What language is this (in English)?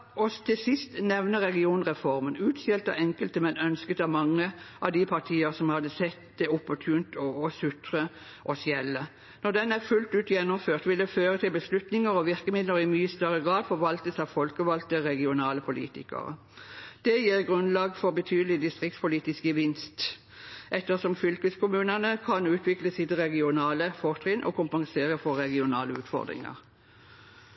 Norwegian Bokmål